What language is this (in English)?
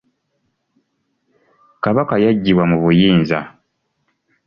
Ganda